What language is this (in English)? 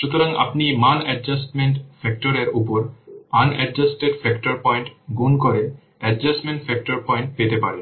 Bangla